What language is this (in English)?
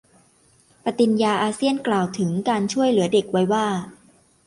Thai